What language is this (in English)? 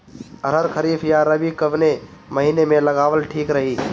Bhojpuri